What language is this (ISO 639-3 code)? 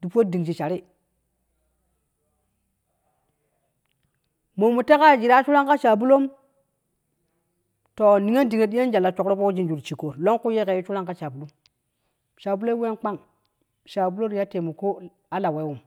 kuh